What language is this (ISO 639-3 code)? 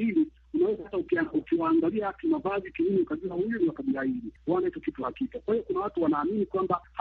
swa